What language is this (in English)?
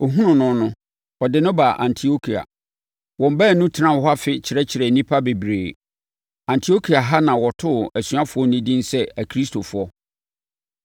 Akan